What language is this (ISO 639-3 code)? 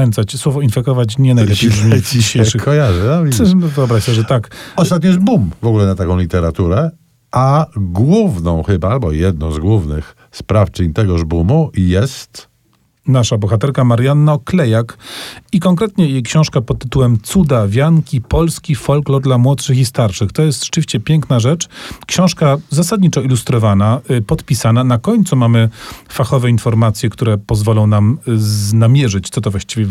pol